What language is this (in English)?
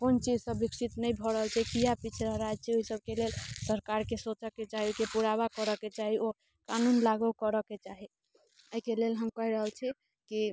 Maithili